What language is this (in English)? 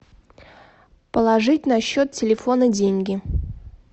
Russian